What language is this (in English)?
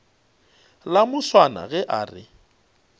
Northern Sotho